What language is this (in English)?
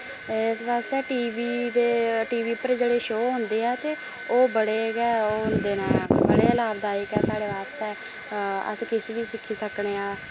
Dogri